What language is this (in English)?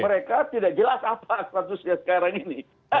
Indonesian